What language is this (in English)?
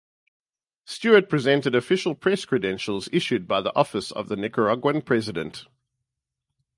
English